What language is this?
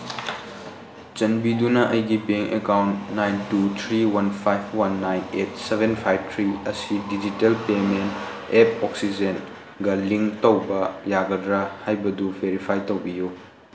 Manipuri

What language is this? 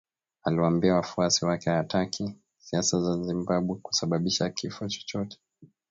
Swahili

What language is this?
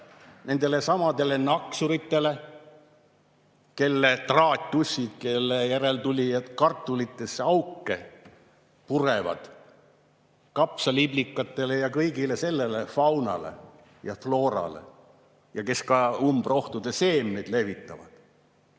Estonian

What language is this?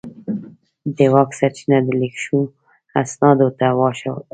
Pashto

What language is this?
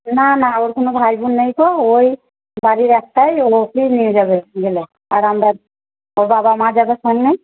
Bangla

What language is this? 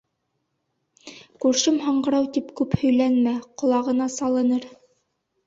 Bashkir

